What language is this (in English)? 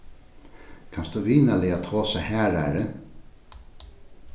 Faroese